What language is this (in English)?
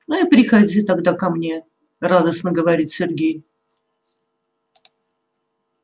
Russian